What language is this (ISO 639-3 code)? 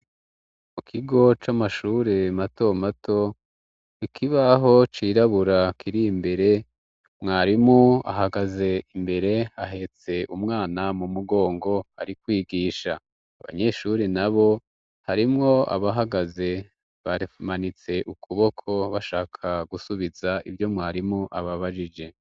run